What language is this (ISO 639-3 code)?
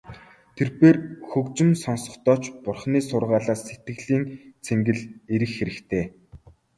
mon